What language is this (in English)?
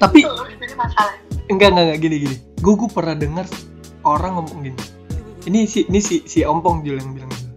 Indonesian